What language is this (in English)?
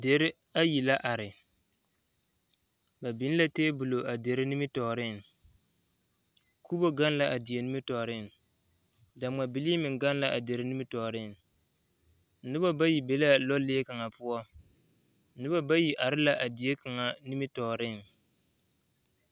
Southern Dagaare